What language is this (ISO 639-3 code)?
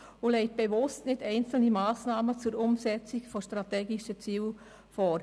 gsw